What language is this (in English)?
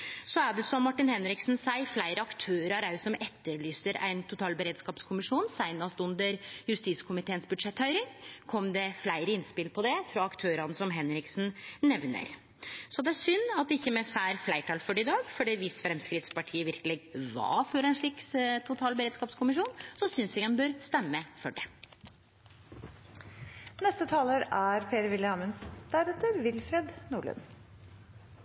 Norwegian